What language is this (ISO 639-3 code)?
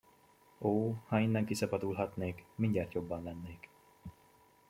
hun